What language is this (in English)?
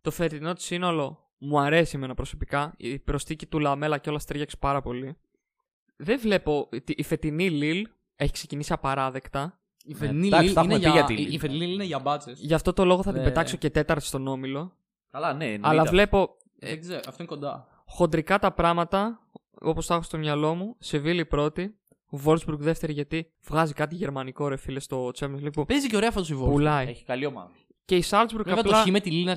Greek